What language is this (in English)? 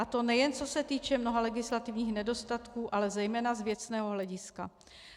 Czech